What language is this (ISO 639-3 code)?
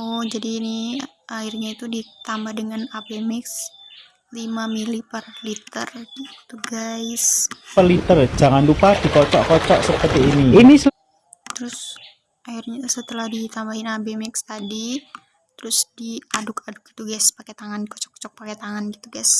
ind